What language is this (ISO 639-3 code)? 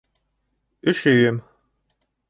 bak